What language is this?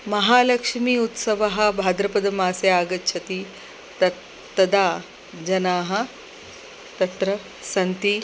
Sanskrit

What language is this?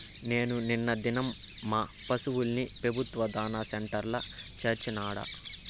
Telugu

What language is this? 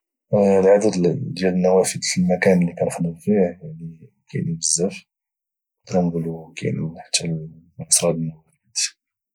Moroccan Arabic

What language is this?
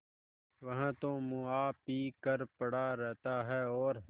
Hindi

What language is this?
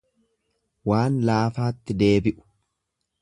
Oromo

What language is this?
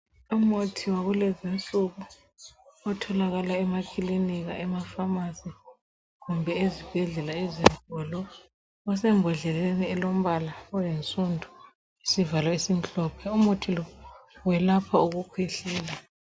North Ndebele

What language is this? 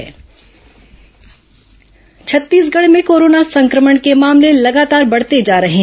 Hindi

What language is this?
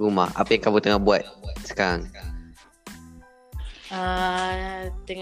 Malay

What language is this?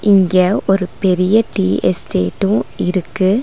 Tamil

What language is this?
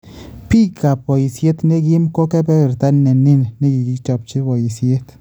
Kalenjin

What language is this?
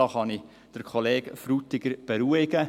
Swiss German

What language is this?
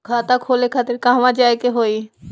Bhojpuri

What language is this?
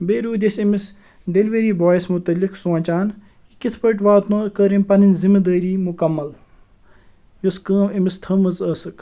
Kashmiri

